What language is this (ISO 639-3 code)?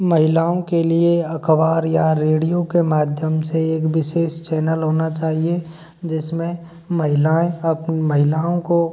hin